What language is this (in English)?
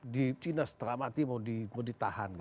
Indonesian